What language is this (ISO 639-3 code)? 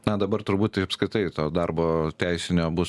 lit